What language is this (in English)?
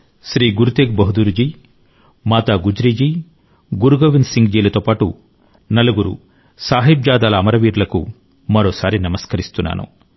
Telugu